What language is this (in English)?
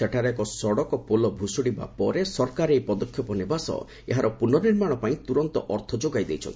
Odia